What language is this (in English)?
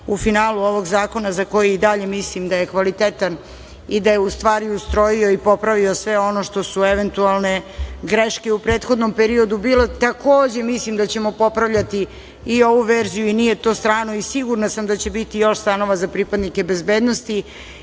Serbian